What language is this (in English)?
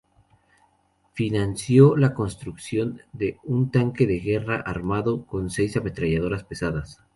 Spanish